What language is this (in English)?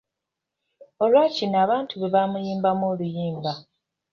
Ganda